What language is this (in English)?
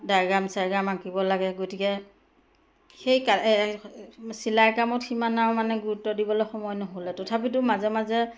Assamese